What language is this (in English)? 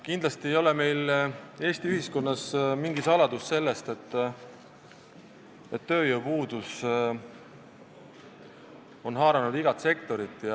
Estonian